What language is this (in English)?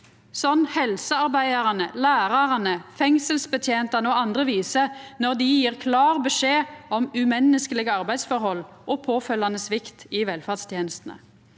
Norwegian